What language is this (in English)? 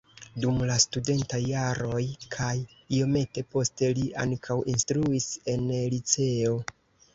Esperanto